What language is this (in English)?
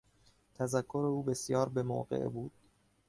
Persian